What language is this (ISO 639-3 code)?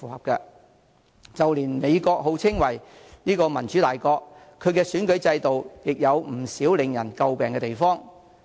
yue